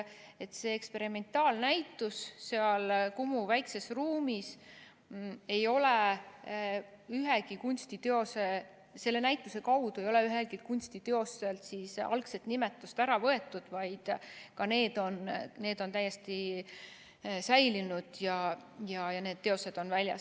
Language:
Estonian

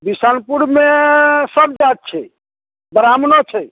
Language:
Maithili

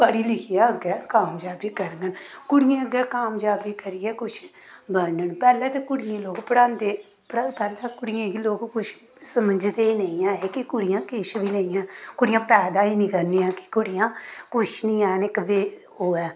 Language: Dogri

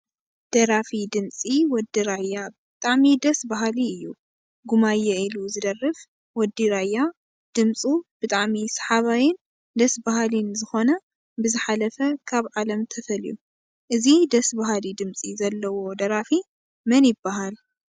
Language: Tigrinya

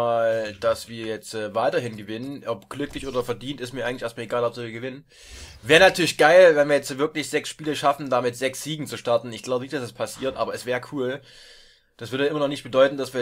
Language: German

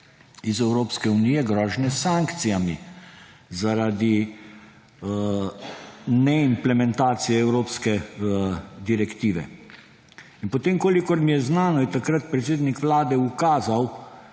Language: Slovenian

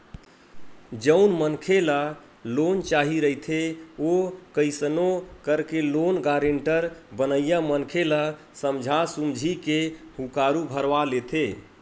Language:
Chhattisgarhi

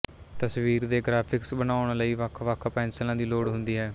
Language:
Punjabi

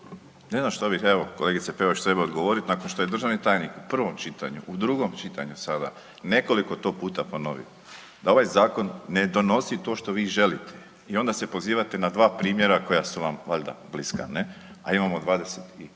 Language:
Croatian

